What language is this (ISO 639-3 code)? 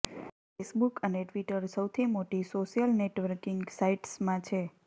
guj